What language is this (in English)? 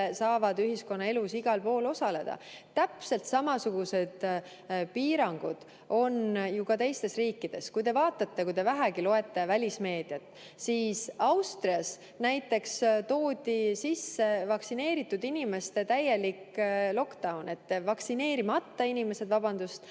Estonian